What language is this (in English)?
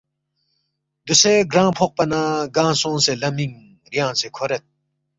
Balti